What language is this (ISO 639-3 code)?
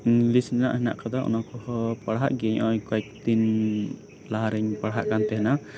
sat